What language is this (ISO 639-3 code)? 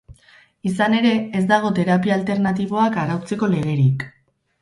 eus